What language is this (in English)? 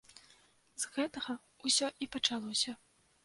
Belarusian